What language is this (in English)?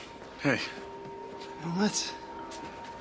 Welsh